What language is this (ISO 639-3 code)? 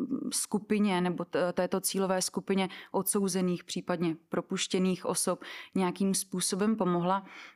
ces